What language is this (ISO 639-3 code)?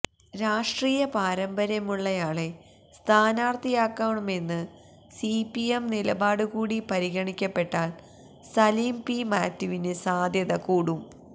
mal